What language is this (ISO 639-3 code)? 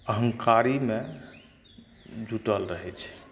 mai